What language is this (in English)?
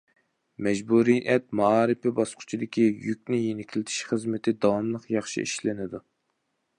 Uyghur